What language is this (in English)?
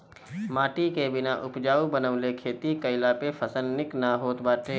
Bhojpuri